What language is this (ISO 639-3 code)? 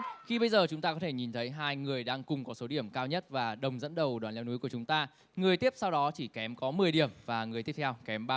vie